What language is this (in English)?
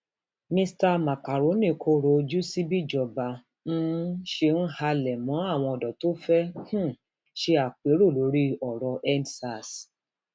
Yoruba